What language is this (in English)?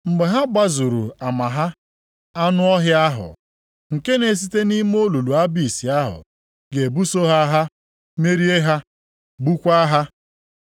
Igbo